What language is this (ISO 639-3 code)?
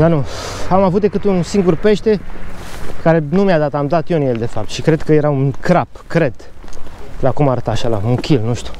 ron